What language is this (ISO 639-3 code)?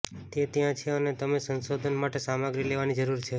guj